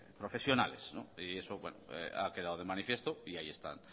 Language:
Spanish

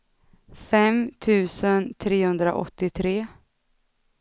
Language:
Swedish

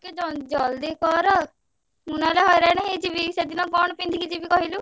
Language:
Odia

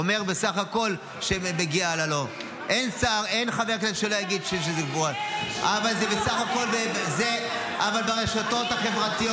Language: Hebrew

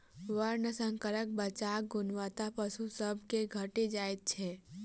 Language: Maithili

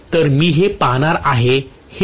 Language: Marathi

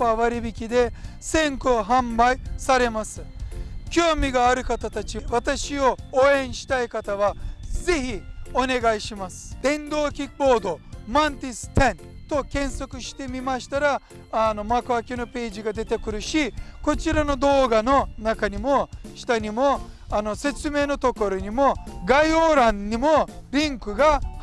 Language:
Japanese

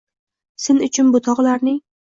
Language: Uzbek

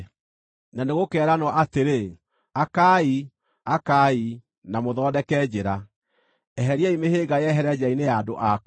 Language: Kikuyu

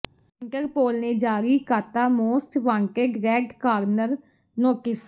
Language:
Punjabi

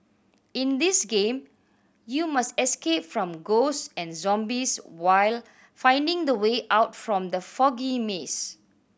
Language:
English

